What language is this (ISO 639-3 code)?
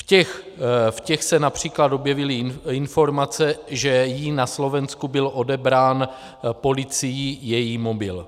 ces